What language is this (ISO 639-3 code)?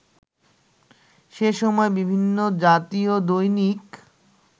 ben